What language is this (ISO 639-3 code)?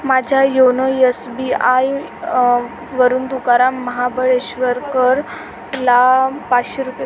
mar